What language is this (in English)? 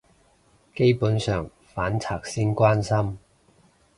Cantonese